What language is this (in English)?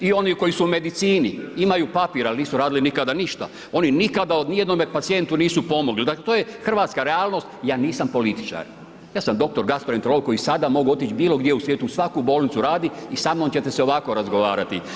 Croatian